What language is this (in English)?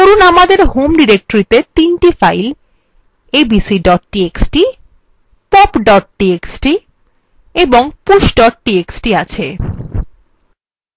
Bangla